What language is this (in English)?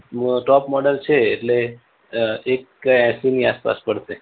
Gujarati